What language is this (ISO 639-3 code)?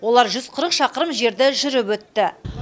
kaz